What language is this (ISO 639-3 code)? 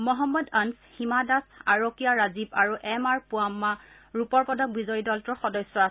asm